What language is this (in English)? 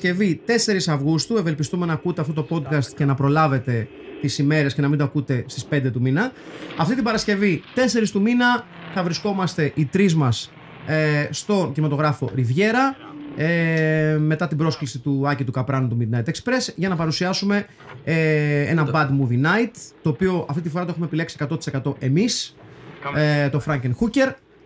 Greek